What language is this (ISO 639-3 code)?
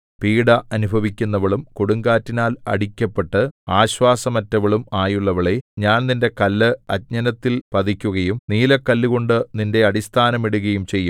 mal